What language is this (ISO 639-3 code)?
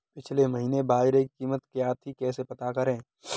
hin